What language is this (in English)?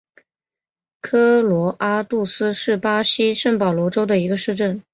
Chinese